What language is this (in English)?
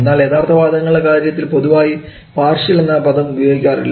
Malayalam